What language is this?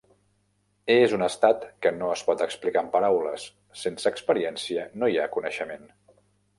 Catalan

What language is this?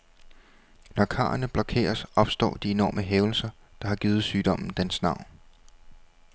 Danish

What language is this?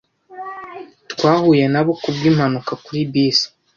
Kinyarwanda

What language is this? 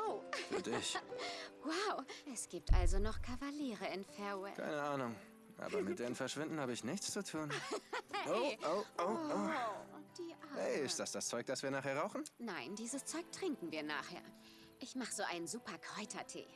German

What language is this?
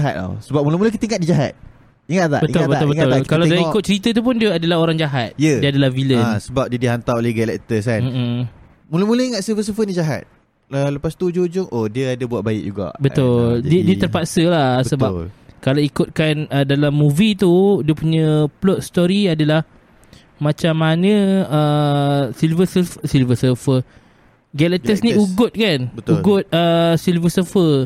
Malay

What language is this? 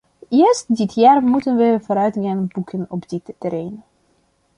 Dutch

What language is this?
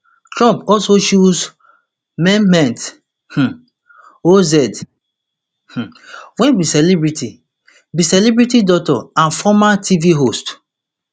Nigerian Pidgin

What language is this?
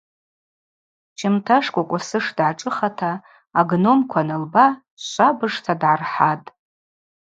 Abaza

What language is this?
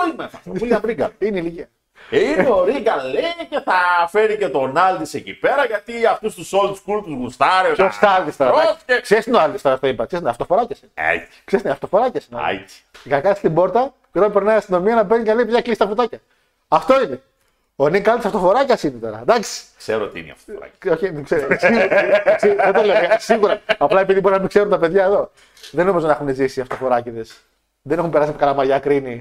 Greek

